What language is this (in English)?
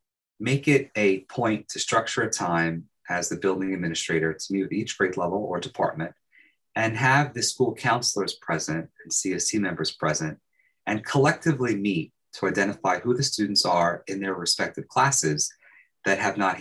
English